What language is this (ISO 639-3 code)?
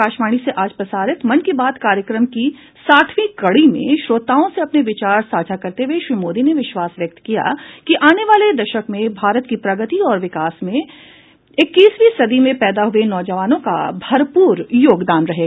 hin